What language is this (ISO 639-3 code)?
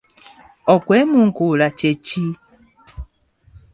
lug